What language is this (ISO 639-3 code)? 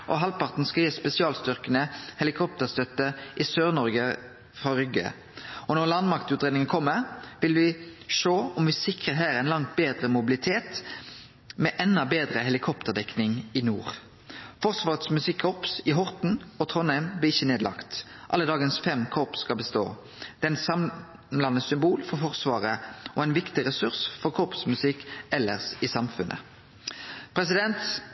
nno